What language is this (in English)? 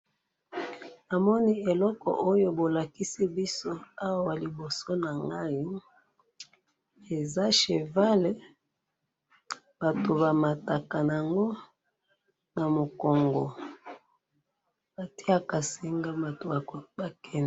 Lingala